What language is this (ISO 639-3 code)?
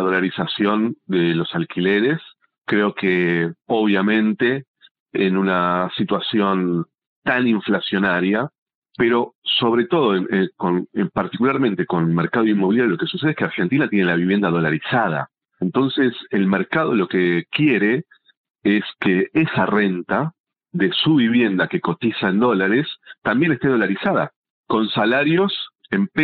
spa